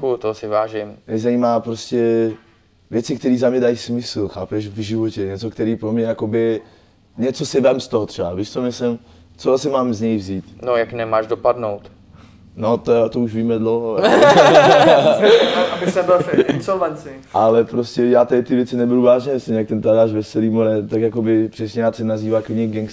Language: Czech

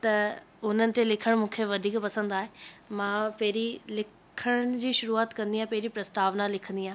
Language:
Sindhi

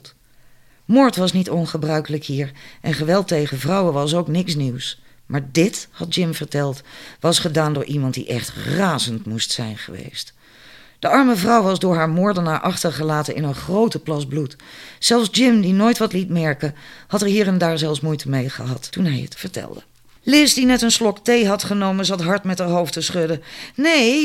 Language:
Dutch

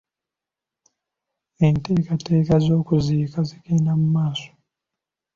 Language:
Ganda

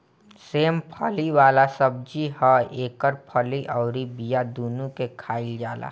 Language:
Bhojpuri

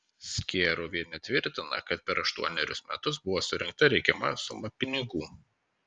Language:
Lithuanian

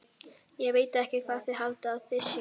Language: Icelandic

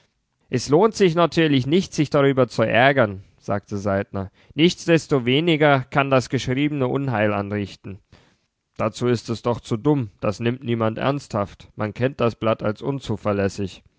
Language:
German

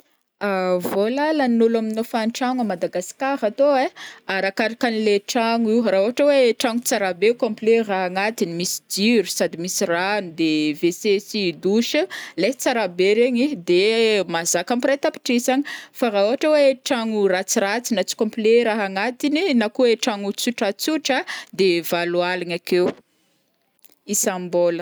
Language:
Northern Betsimisaraka Malagasy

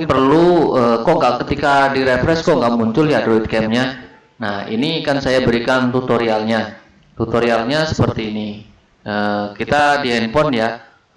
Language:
Indonesian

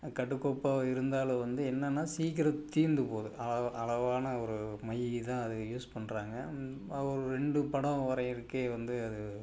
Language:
Tamil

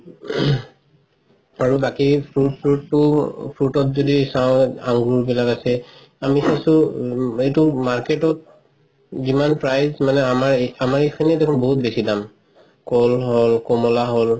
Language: Assamese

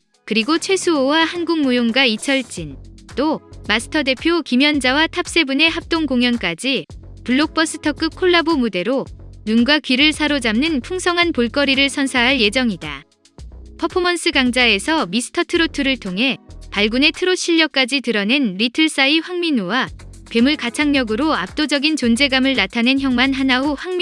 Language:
Korean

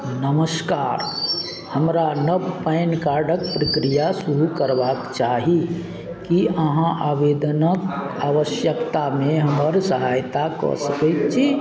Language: Maithili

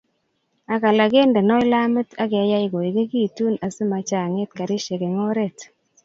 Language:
Kalenjin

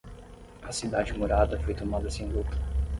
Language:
Portuguese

